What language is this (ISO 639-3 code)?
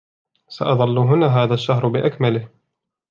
ara